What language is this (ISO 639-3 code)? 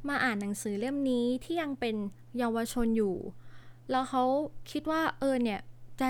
tha